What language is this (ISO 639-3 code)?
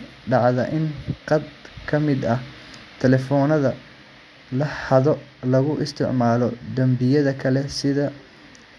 som